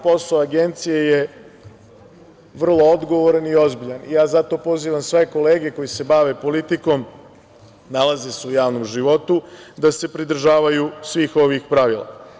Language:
Serbian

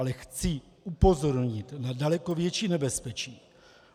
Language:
Czech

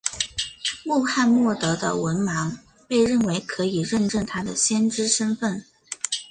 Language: Chinese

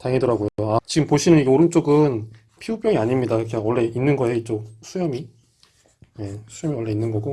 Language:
Korean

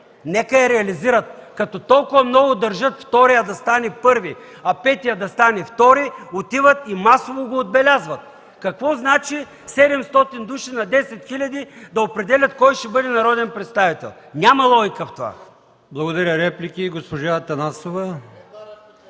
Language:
Bulgarian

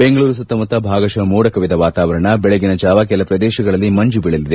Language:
Kannada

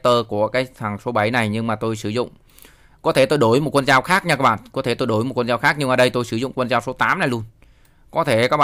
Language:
Vietnamese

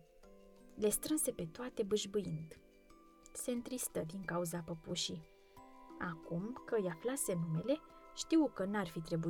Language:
Romanian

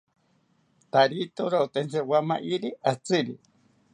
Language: South Ucayali Ashéninka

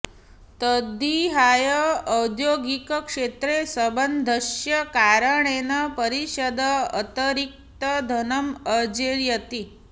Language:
Sanskrit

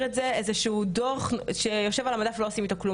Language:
Hebrew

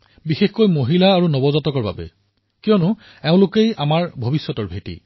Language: Assamese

